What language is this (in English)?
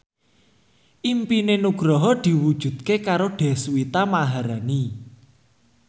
Javanese